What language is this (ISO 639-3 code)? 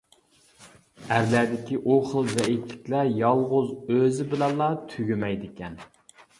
uig